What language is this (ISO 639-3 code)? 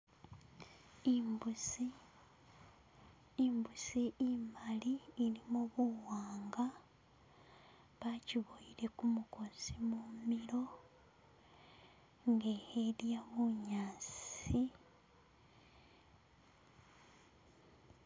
myx